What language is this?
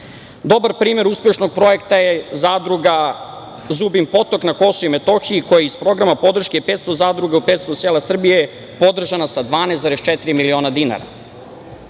Serbian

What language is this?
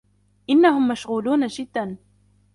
Arabic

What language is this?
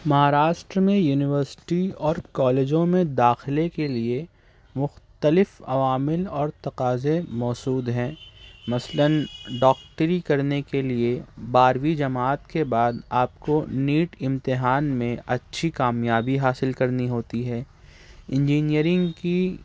Urdu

